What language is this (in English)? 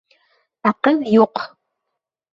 Bashkir